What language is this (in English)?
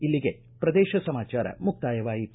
Kannada